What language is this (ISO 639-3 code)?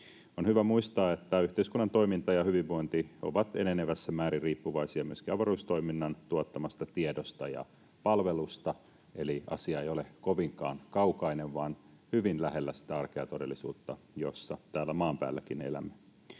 fin